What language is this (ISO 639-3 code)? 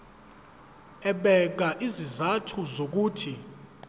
zul